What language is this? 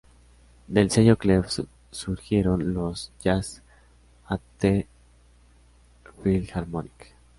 Spanish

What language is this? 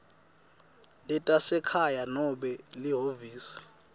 Swati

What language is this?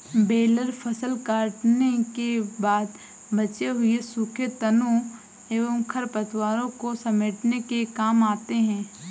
Hindi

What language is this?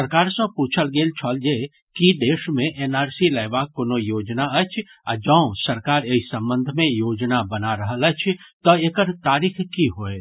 Maithili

